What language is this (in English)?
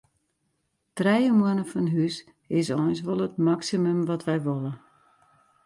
Western Frisian